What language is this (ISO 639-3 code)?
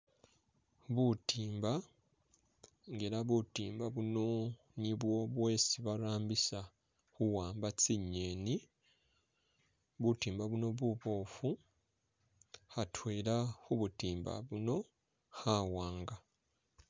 myx